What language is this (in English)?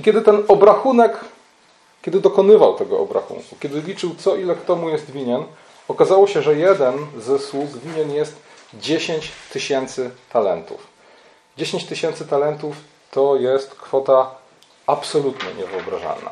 Polish